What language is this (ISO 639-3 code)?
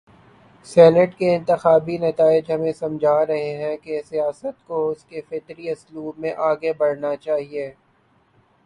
urd